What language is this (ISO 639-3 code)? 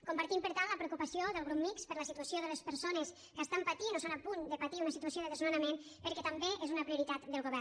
cat